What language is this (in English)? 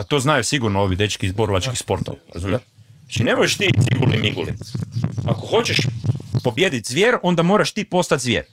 Croatian